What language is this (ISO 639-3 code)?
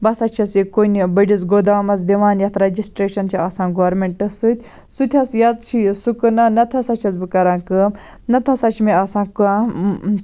kas